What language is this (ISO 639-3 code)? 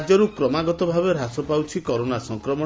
ori